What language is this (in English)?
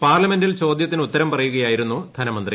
Malayalam